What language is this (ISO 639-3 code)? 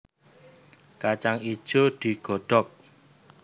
jav